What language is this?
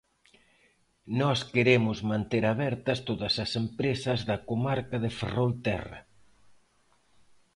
Galician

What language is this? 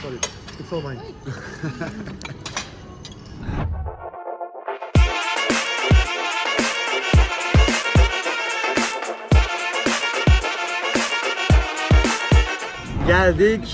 Turkish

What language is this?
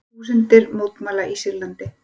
Icelandic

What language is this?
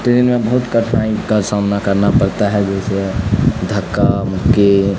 Urdu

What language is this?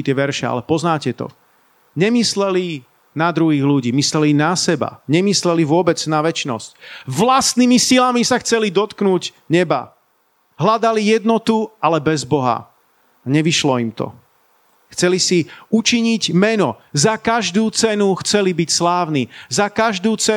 Slovak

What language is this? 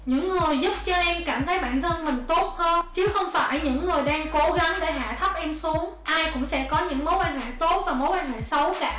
Vietnamese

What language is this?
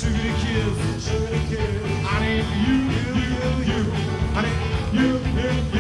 German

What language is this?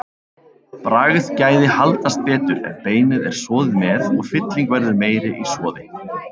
Icelandic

